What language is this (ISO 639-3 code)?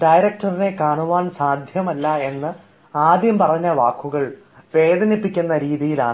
mal